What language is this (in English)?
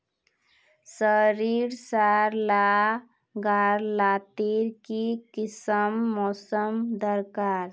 Magahi